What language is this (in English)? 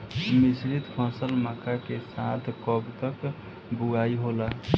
Bhojpuri